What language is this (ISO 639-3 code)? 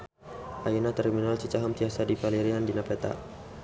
sun